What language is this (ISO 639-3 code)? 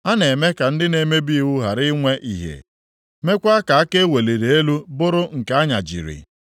ibo